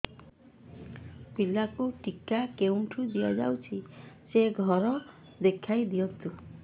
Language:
Odia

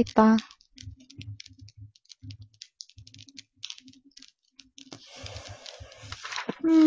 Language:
Korean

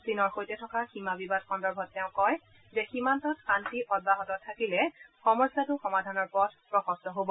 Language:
Assamese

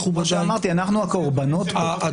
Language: Hebrew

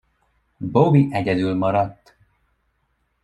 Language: Hungarian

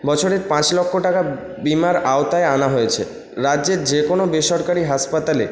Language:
Bangla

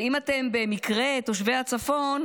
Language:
Hebrew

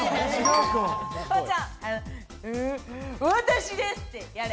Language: Japanese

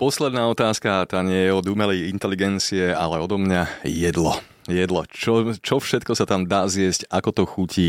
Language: Slovak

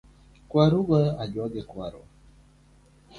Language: Luo (Kenya and Tanzania)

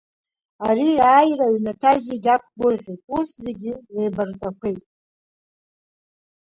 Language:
Abkhazian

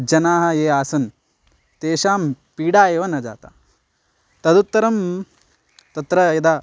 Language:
Sanskrit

